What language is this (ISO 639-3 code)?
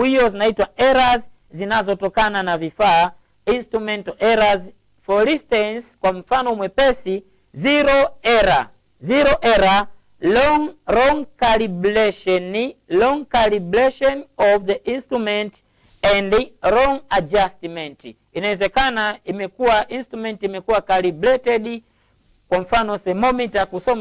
swa